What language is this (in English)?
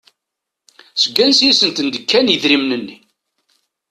Kabyle